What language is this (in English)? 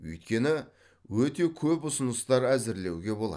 Kazakh